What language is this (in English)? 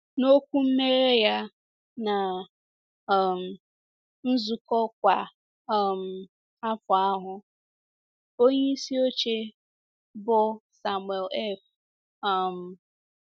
Igbo